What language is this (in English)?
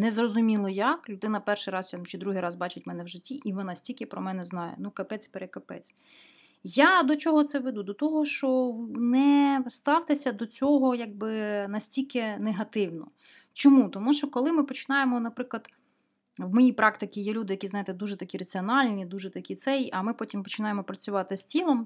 Ukrainian